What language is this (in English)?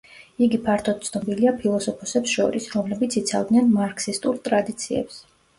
Georgian